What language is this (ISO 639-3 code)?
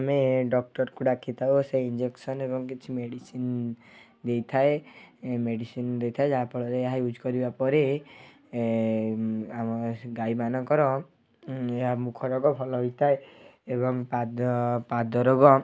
ori